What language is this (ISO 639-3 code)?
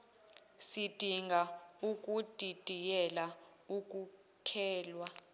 zul